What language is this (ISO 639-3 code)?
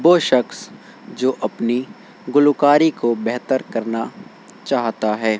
urd